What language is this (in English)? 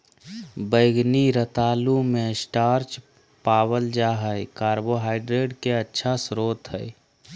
Magahi